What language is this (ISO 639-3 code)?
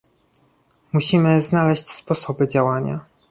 pol